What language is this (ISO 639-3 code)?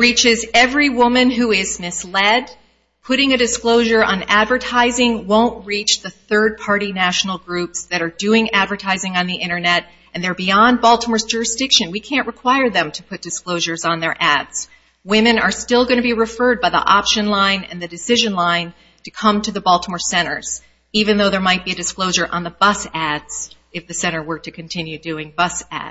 eng